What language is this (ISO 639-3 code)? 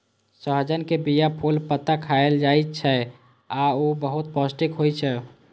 mai